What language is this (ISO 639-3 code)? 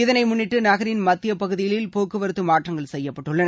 tam